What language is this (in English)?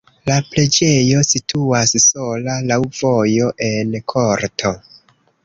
Esperanto